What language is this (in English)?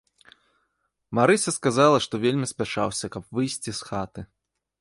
Belarusian